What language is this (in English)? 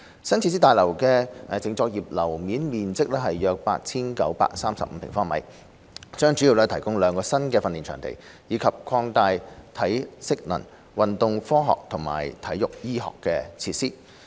Cantonese